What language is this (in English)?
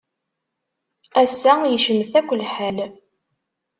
Kabyle